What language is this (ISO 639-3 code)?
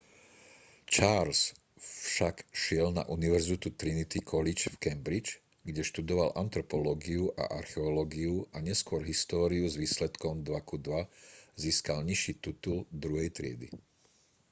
slk